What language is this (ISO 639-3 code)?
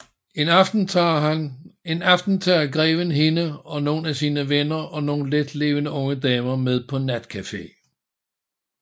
dan